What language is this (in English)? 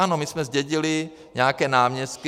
Czech